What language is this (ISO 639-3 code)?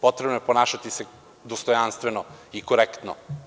srp